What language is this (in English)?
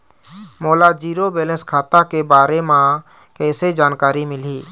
Chhattisgarhi